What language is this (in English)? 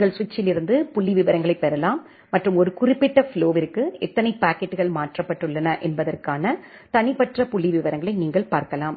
Tamil